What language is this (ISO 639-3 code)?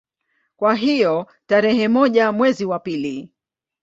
swa